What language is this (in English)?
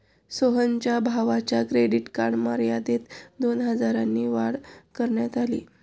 Marathi